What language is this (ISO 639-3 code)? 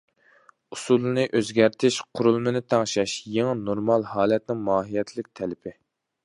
uig